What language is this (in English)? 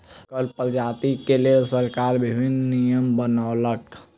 Maithili